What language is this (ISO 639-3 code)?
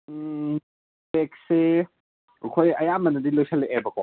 mni